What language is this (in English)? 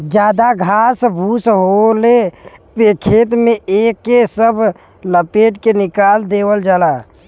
Bhojpuri